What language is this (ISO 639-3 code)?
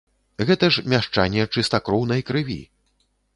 bel